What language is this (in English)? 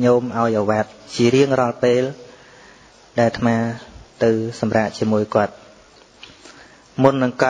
Vietnamese